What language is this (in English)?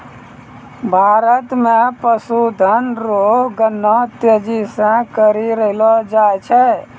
Maithili